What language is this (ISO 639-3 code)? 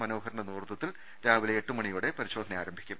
mal